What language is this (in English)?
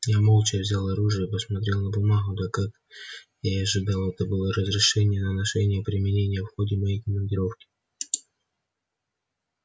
Russian